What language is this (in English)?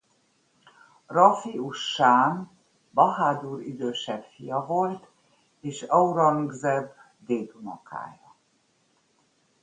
Hungarian